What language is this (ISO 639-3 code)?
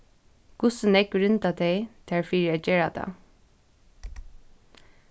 fao